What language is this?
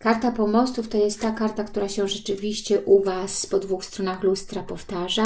Polish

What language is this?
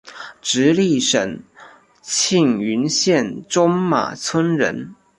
Chinese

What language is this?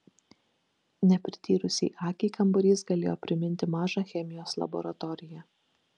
Lithuanian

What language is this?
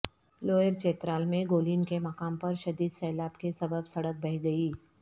Urdu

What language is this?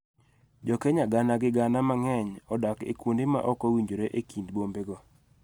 Luo (Kenya and Tanzania)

